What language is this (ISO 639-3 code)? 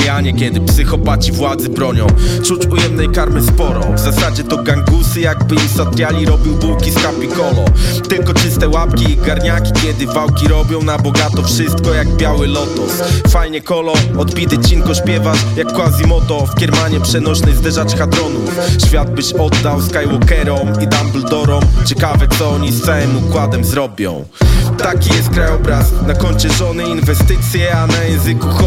pol